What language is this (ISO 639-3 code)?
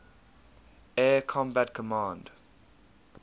eng